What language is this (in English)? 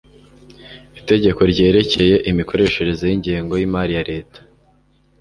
Kinyarwanda